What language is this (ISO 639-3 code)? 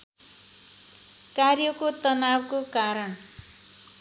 nep